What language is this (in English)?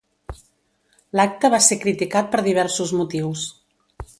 Catalan